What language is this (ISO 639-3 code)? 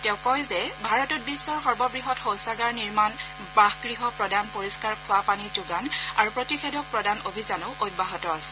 asm